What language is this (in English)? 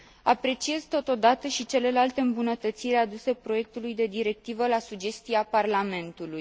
Romanian